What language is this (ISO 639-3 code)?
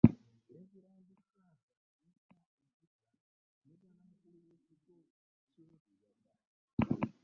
lug